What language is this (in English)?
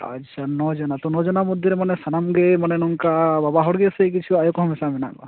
Santali